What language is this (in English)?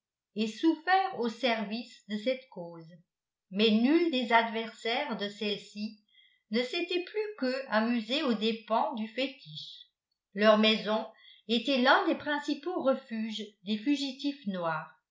French